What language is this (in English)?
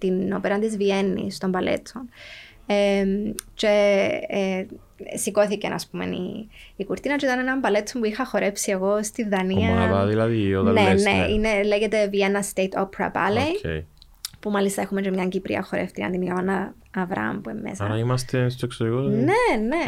Greek